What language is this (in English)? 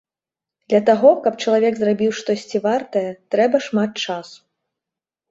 Belarusian